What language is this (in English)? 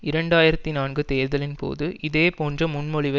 Tamil